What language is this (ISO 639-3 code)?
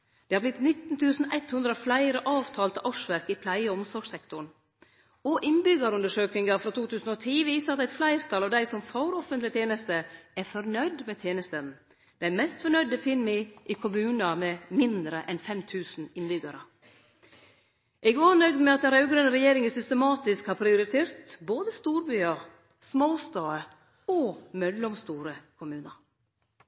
nno